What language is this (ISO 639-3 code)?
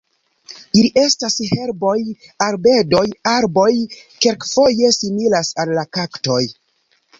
epo